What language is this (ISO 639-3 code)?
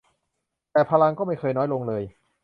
tha